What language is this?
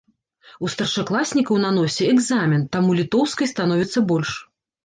Belarusian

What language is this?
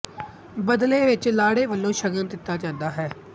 Punjabi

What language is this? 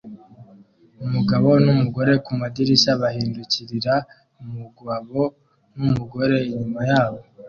Kinyarwanda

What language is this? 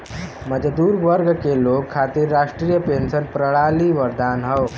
Bhojpuri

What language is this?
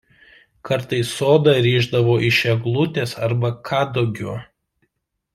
Lithuanian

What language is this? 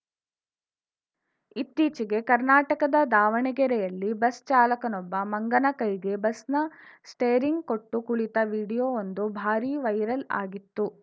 Kannada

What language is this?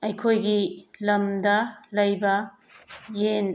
Manipuri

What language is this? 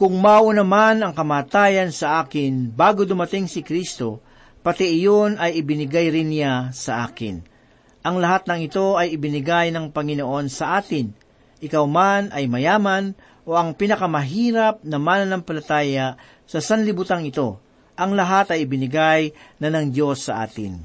Filipino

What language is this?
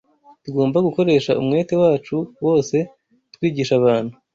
Kinyarwanda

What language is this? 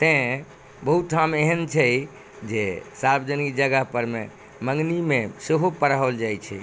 Maithili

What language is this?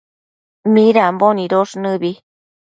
Matsés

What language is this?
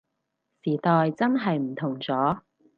Cantonese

